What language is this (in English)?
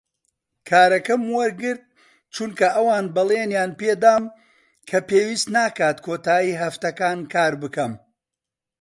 Central Kurdish